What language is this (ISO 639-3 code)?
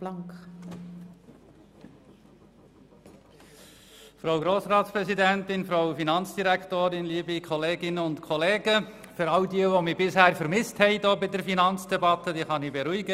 gsw